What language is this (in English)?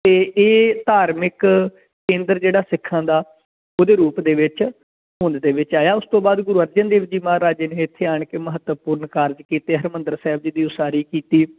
Punjabi